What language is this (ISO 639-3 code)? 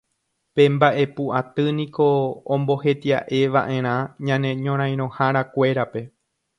grn